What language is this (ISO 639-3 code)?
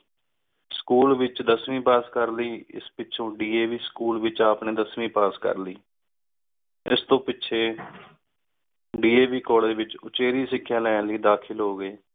pan